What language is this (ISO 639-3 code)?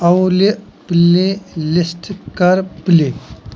kas